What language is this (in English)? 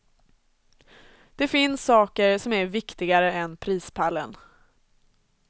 Swedish